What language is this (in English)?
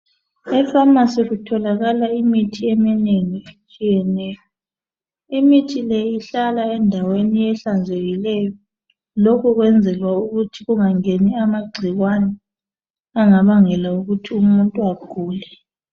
North Ndebele